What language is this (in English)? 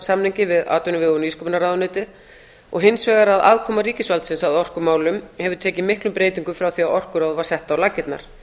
Icelandic